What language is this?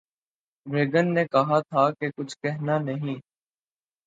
Urdu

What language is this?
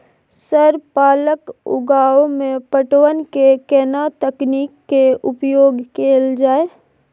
Maithili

